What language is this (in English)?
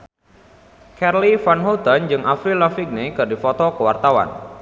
Sundanese